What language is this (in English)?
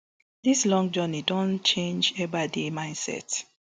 Nigerian Pidgin